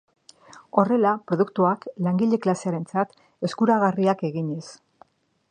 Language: Basque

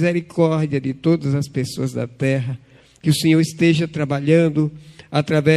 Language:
Portuguese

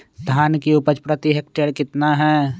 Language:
Magahi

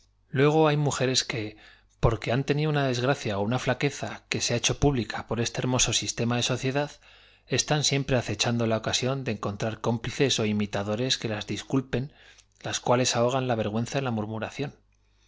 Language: Spanish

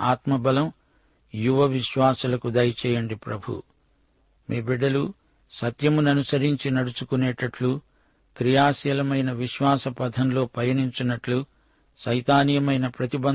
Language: Telugu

